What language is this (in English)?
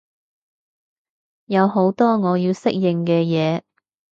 Cantonese